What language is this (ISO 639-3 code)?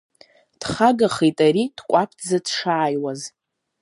abk